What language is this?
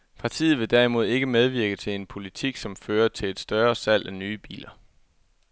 Danish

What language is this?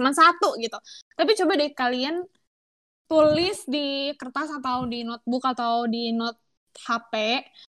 Indonesian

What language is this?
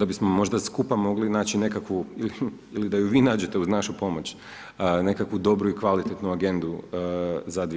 Croatian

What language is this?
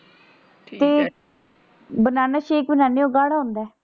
Punjabi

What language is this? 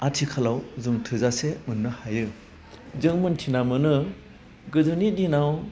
Bodo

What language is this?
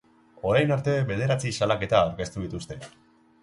Basque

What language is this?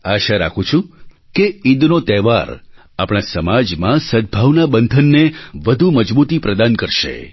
Gujarati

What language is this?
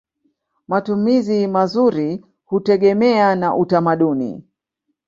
Swahili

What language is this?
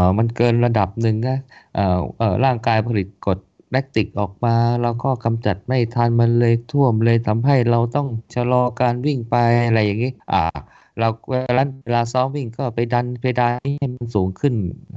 Thai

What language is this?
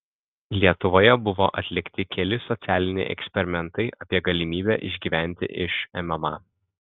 Lithuanian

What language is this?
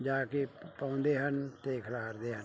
Punjabi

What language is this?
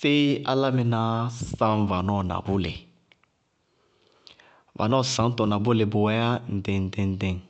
Bago-Kusuntu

